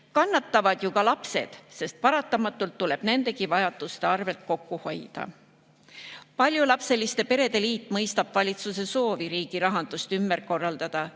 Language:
Estonian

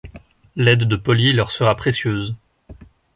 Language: French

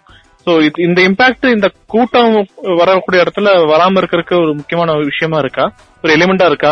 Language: Tamil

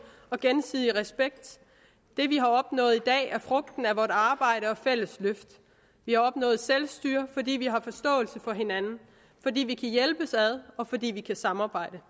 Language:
Danish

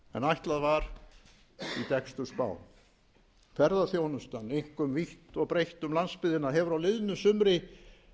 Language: Icelandic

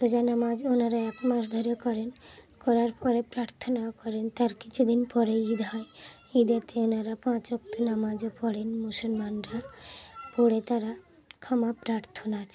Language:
Bangla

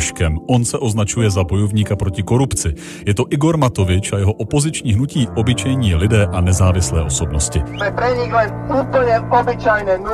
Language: Czech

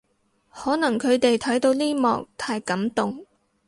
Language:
Cantonese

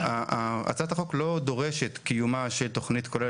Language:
Hebrew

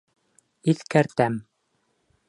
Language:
Bashkir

